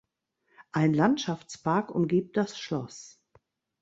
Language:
German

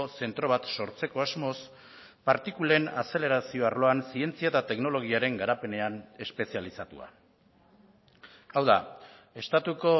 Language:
Basque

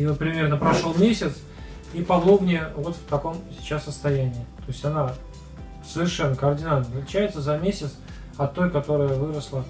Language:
Russian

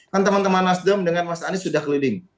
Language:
Indonesian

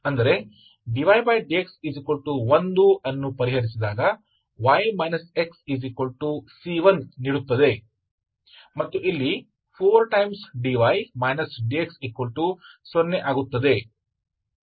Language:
Kannada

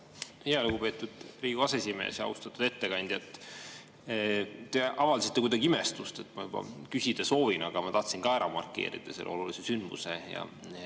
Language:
Estonian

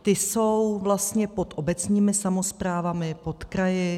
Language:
Czech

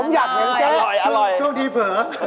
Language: Thai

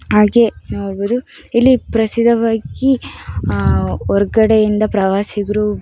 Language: Kannada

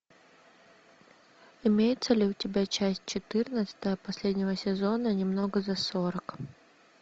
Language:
Russian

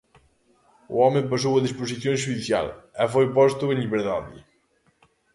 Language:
Galician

